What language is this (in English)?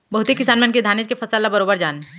Chhattisgarhi